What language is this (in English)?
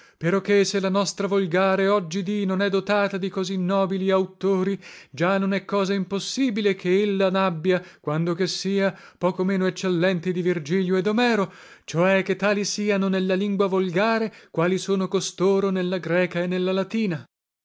Italian